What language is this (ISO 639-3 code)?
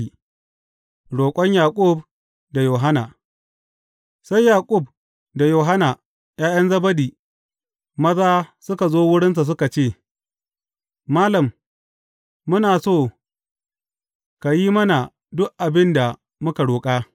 hau